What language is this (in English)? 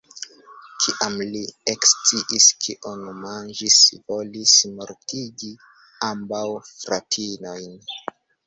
Esperanto